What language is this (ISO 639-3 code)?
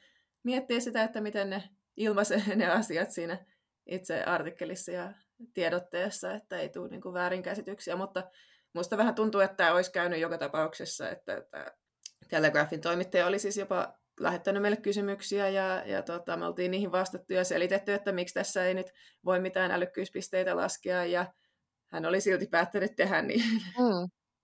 fin